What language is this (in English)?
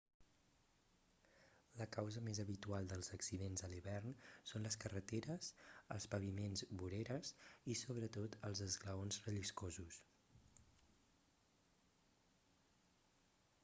Catalan